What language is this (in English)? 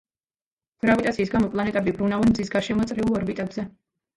Georgian